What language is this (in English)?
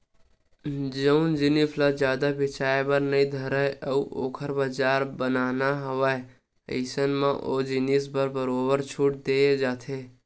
Chhattisgarhi